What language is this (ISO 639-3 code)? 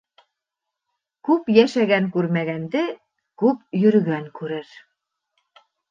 bak